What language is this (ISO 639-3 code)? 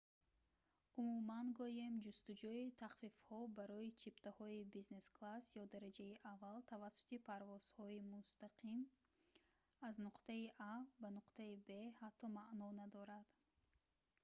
tgk